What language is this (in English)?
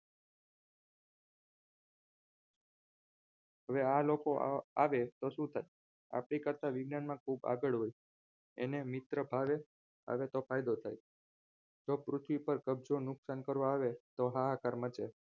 Gujarati